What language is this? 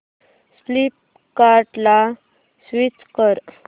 Marathi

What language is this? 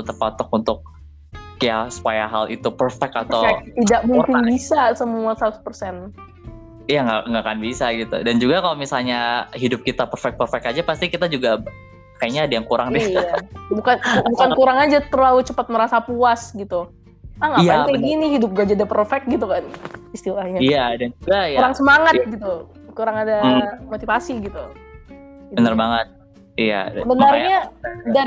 Indonesian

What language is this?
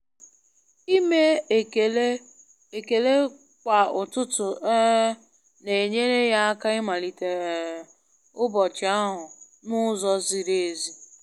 Igbo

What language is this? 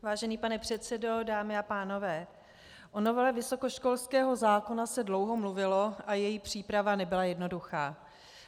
Czech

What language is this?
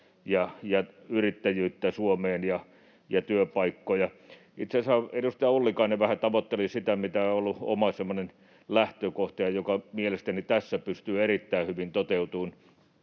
Finnish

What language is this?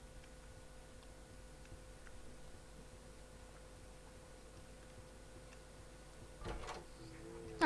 Turkish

